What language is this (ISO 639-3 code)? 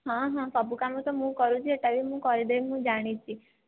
ori